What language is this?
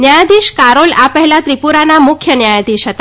Gujarati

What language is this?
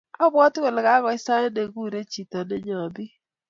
Kalenjin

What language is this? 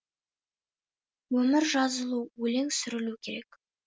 Kazakh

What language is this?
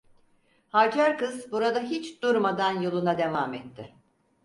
Turkish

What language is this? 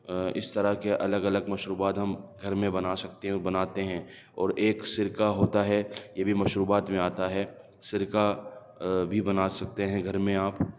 Urdu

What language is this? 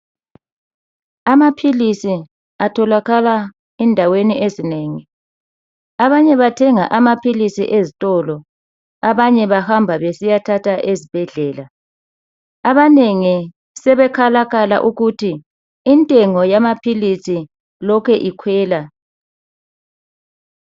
North Ndebele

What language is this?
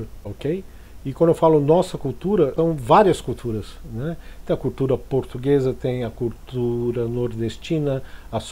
Portuguese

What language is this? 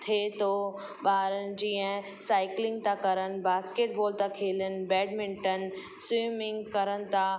Sindhi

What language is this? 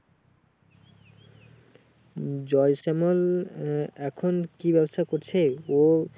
Bangla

